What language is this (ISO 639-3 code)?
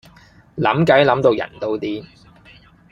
yue